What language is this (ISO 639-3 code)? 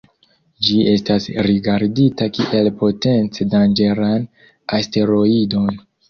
epo